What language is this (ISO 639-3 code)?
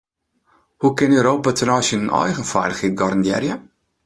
fry